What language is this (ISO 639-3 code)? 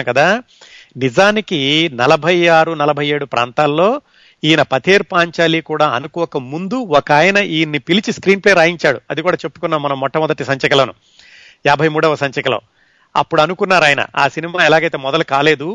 tel